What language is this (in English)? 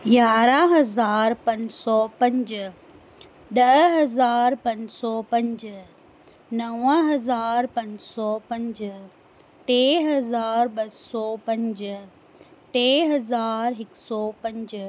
Sindhi